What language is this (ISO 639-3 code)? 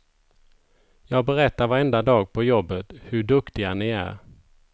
swe